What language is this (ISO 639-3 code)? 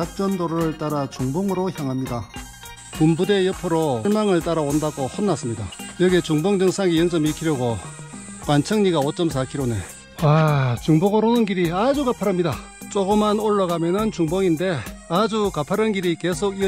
kor